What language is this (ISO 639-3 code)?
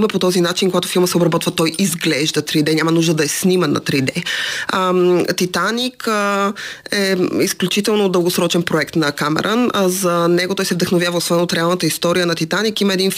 bul